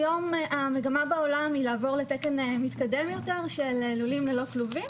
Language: Hebrew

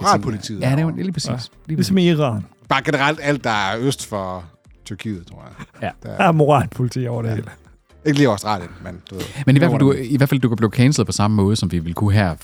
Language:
Danish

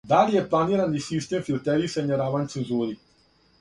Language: Serbian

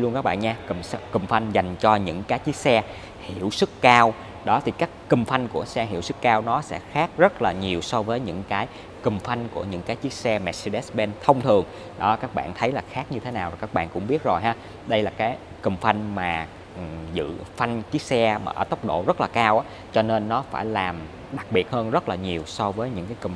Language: Vietnamese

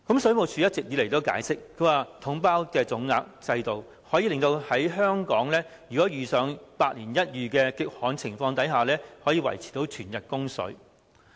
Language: Cantonese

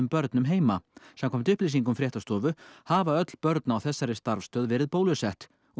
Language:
Icelandic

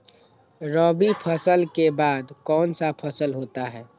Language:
Magahi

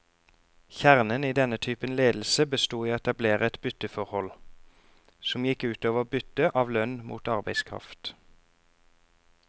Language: Norwegian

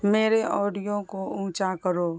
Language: Urdu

